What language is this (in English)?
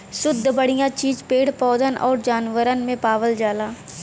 Bhojpuri